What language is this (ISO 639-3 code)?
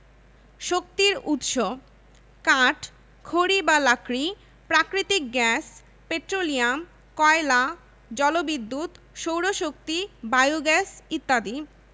ben